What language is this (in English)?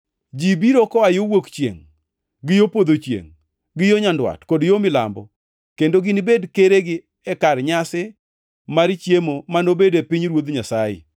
Luo (Kenya and Tanzania)